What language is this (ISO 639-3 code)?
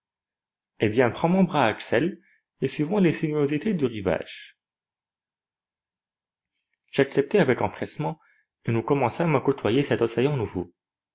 fra